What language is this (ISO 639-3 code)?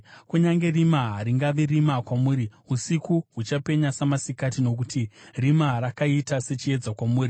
sna